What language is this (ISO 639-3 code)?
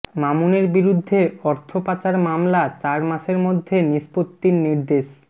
ben